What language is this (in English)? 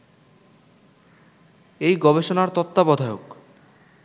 Bangla